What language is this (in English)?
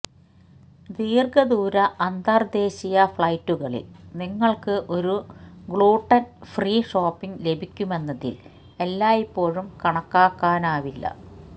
Malayalam